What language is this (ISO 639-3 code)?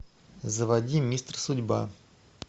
rus